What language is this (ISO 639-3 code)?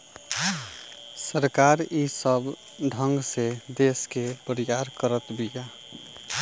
bho